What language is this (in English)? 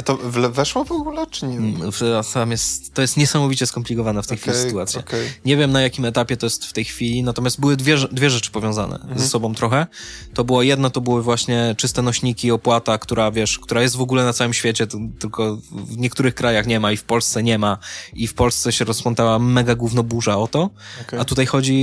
Polish